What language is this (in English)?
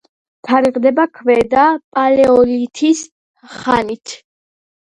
Georgian